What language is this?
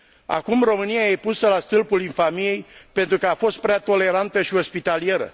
Romanian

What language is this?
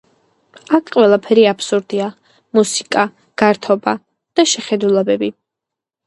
Georgian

